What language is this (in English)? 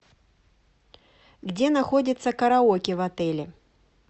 Russian